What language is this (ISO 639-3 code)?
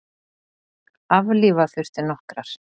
isl